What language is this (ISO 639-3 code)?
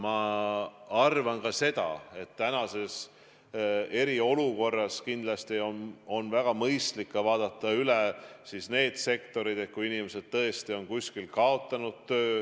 est